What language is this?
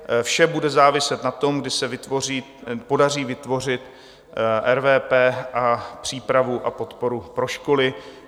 Czech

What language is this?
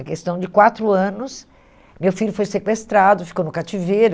Portuguese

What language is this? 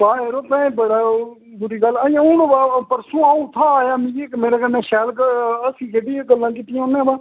Dogri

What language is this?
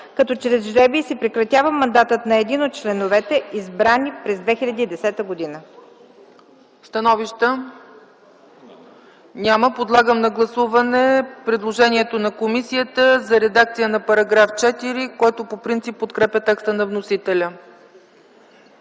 Bulgarian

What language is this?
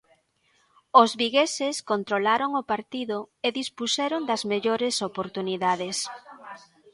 Galician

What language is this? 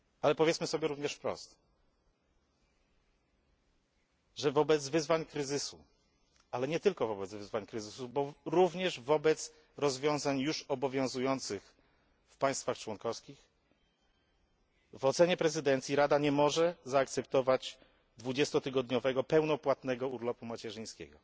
Polish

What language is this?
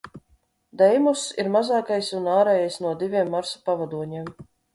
Latvian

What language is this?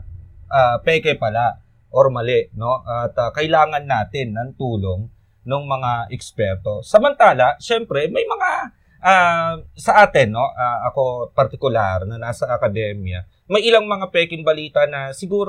Filipino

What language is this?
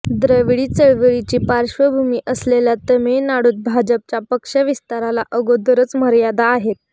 Marathi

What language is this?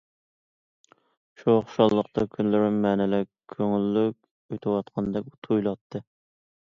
Uyghur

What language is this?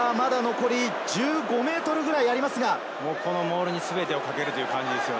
Japanese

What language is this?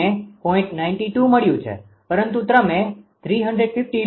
Gujarati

